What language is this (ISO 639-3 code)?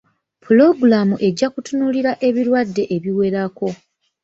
lug